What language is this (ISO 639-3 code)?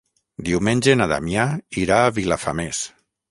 cat